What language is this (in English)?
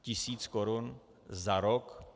Czech